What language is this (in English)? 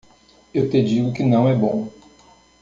Portuguese